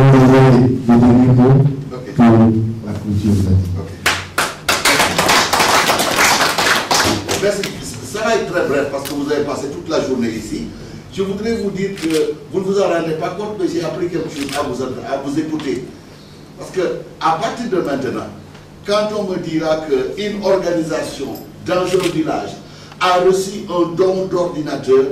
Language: French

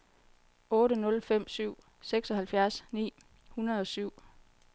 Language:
Danish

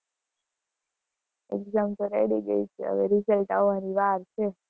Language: Gujarati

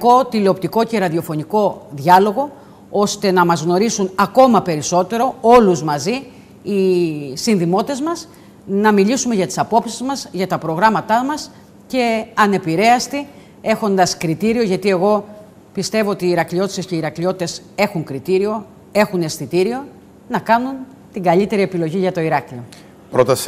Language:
Greek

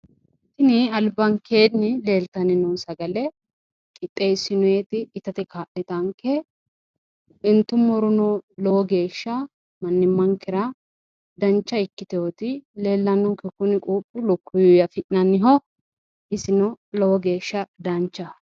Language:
Sidamo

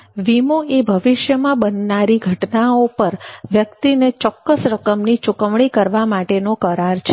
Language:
Gujarati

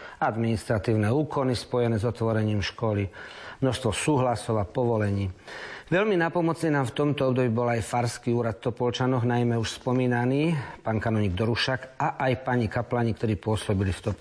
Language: Slovak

